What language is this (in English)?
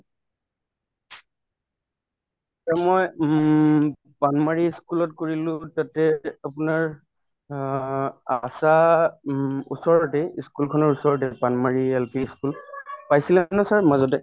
Assamese